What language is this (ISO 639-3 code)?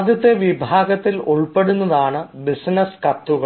mal